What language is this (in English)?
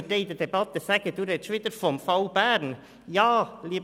Swiss German